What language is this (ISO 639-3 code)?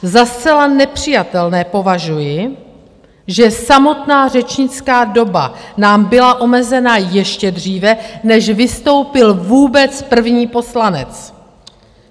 ces